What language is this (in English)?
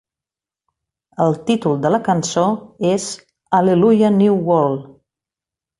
Catalan